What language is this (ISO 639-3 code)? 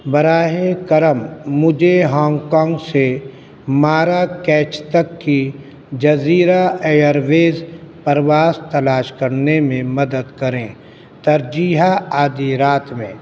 urd